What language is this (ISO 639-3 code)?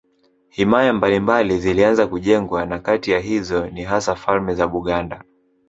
swa